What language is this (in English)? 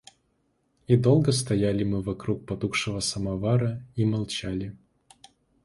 Russian